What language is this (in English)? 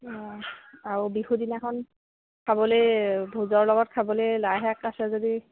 Assamese